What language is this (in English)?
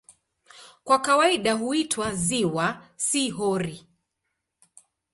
Swahili